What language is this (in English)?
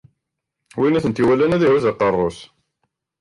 Kabyle